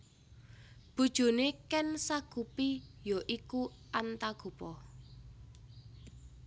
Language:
Javanese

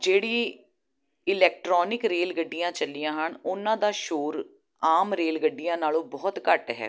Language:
Punjabi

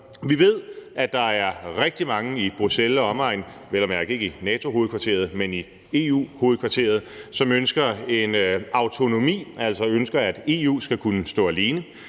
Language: Danish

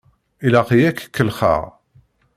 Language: Kabyle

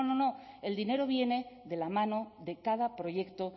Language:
Spanish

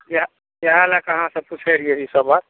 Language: Maithili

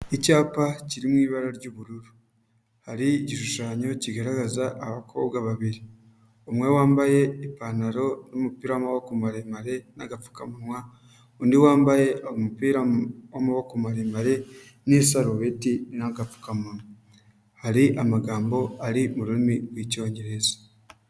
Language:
Kinyarwanda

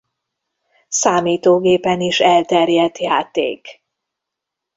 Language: Hungarian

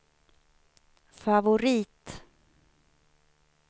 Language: Swedish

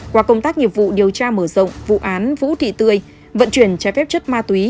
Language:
Vietnamese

